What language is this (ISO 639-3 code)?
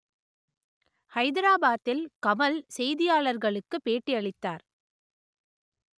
tam